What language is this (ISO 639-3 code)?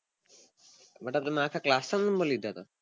guj